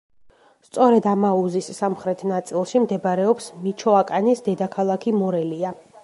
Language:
Georgian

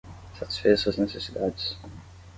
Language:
Portuguese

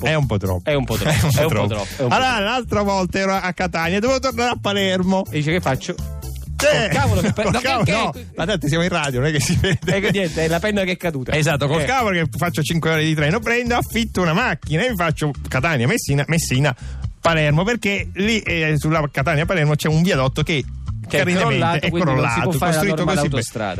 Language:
Italian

